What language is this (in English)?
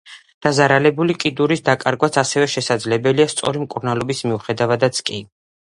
Georgian